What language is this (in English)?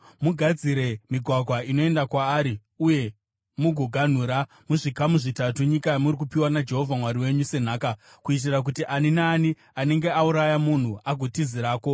Shona